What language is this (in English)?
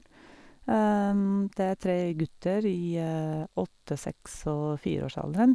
Norwegian